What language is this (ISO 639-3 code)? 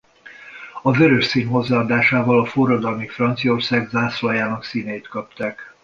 hun